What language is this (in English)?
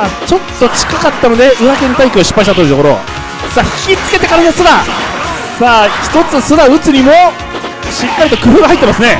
Japanese